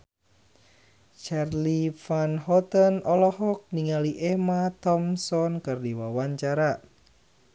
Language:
Sundanese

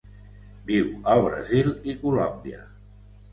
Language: Catalan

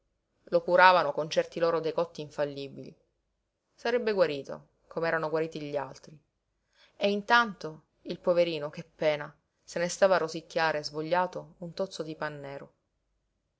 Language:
Italian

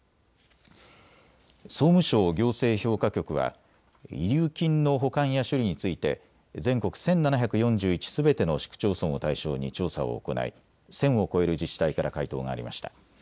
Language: Japanese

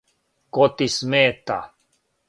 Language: Serbian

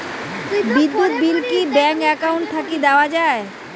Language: Bangla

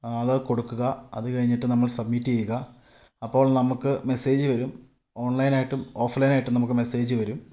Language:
Malayalam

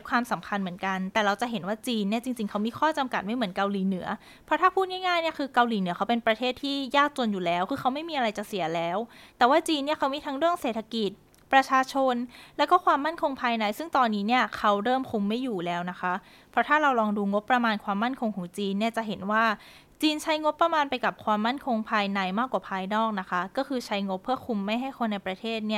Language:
Thai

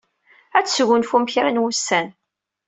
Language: Kabyle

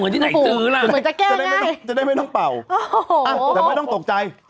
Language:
Thai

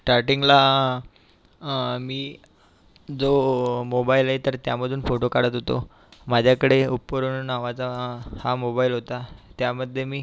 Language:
Marathi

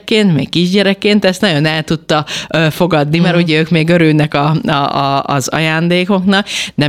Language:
Hungarian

